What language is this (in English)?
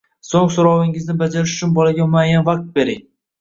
Uzbek